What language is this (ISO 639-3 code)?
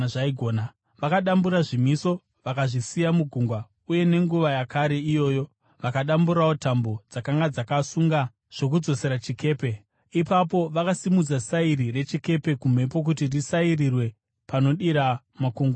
sna